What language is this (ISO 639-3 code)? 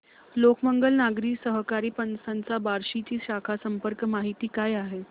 mar